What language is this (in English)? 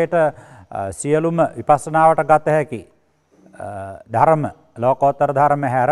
Indonesian